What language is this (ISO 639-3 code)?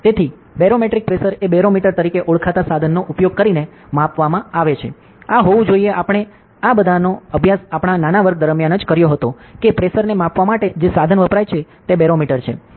guj